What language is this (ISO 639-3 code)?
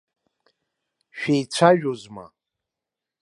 abk